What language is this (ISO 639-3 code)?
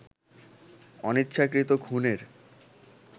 ben